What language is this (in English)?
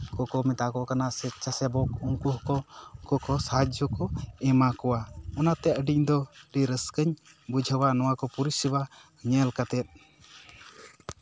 Santali